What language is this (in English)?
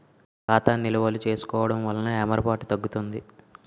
Telugu